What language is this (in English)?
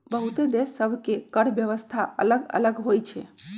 Magahi